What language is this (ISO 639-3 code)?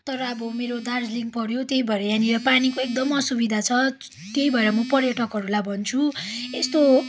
nep